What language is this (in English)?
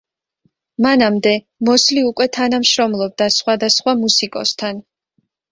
Georgian